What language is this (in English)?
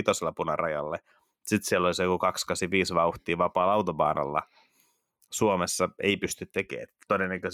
Finnish